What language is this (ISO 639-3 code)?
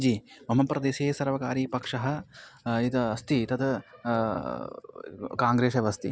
san